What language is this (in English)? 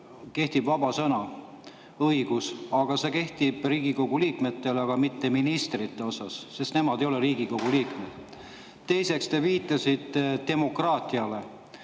Estonian